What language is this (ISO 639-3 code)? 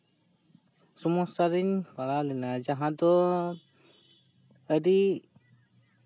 sat